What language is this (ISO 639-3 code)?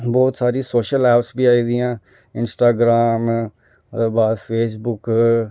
doi